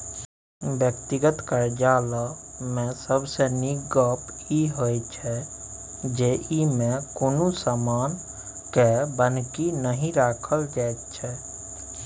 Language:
Maithili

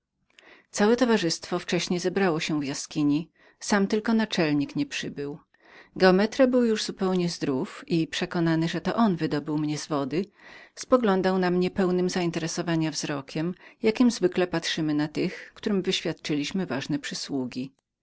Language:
Polish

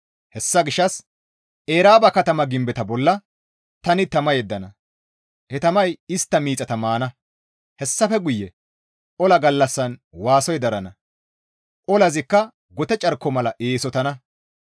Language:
Gamo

